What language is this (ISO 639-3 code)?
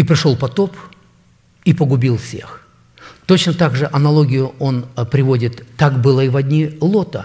rus